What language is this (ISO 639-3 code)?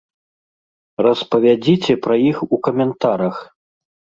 bel